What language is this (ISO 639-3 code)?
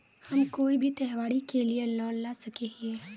mag